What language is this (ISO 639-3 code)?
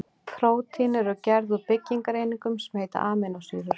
isl